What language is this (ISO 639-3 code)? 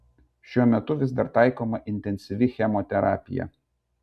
lit